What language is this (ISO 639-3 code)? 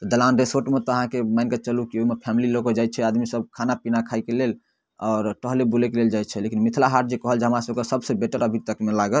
mai